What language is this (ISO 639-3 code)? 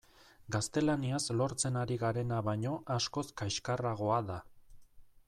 eus